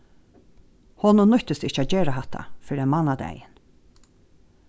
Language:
Faroese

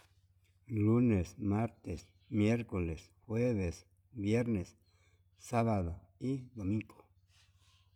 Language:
Yutanduchi Mixtec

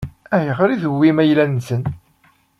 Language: Kabyle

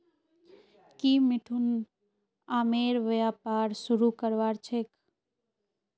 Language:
Magahi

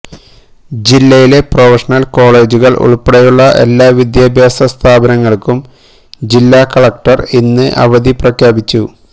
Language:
Malayalam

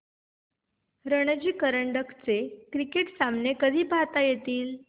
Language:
Marathi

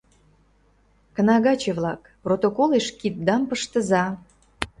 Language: Mari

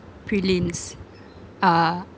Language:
English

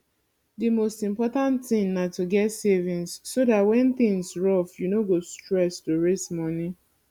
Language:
Nigerian Pidgin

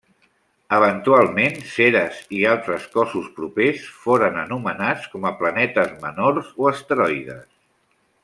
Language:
Catalan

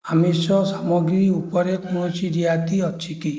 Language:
Odia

